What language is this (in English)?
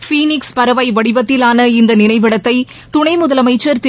Tamil